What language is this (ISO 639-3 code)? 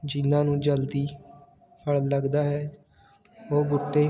pan